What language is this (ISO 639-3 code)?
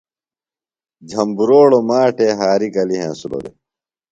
phl